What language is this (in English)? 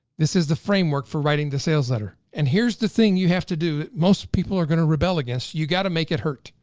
English